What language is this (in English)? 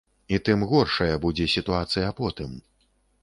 Belarusian